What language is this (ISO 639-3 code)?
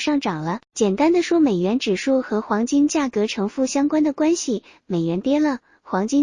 zho